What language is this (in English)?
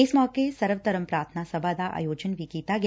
Punjabi